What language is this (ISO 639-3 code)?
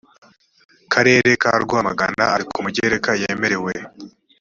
kin